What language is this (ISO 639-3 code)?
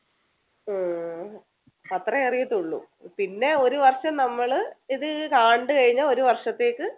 mal